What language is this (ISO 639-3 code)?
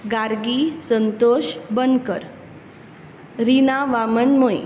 kok